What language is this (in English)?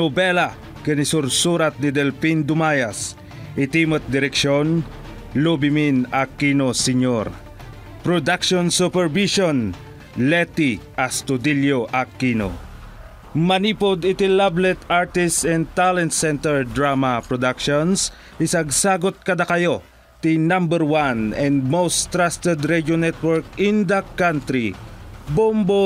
Filipino